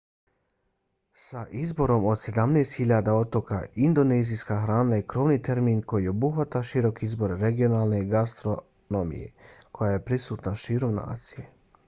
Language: Bosnian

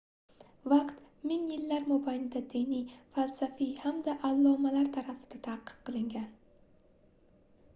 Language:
Uzbek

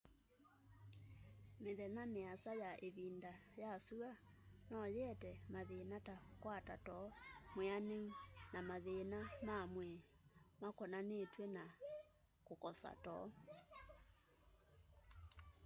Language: Kamba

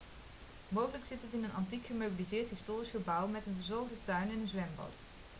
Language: Dutch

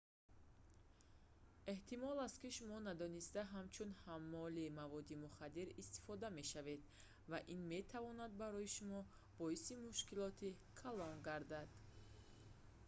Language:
Tajik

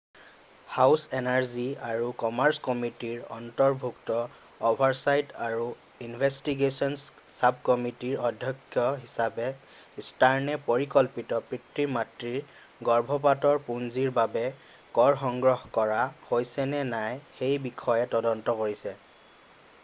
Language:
Assamese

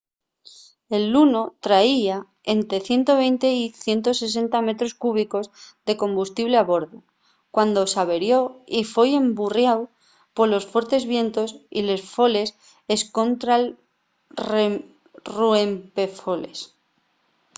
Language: Asturian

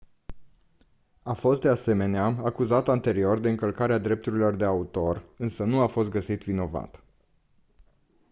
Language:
Romanian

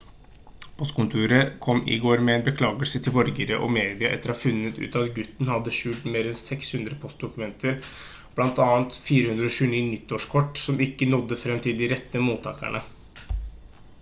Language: Norwegian Bokmål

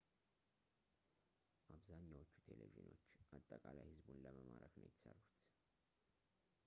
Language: Amharic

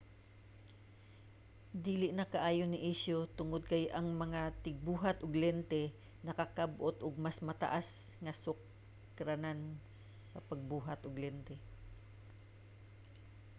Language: Cebuano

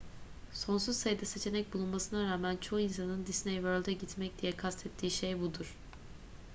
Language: Turkish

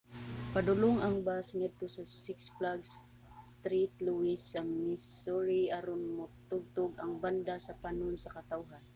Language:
Cebuano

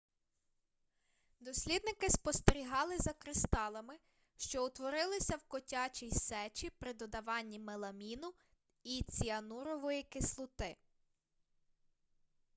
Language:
Ukrainian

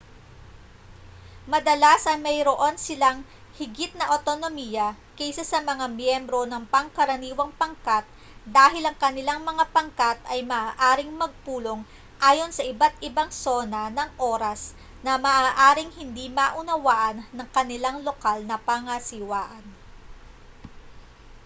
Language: Filipino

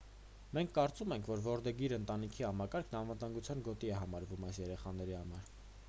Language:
Armenian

